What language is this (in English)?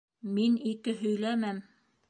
Bashkir